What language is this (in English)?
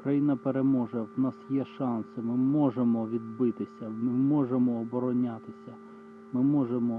Ukrainian